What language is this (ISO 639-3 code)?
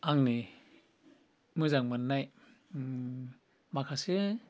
brx